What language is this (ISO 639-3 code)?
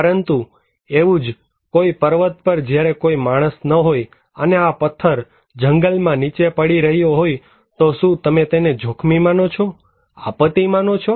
guj